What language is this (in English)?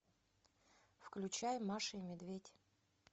Russian